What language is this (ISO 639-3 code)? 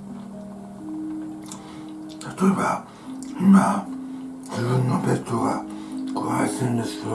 jpn